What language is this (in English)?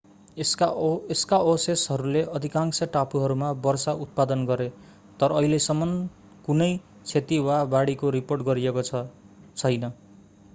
Nepali